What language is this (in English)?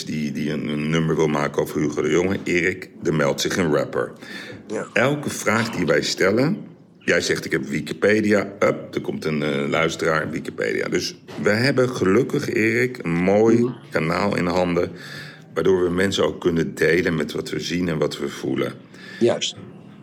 Dutch